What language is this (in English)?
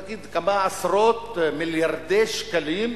Hebrew